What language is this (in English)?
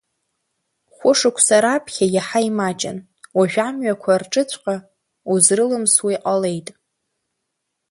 Abkhazian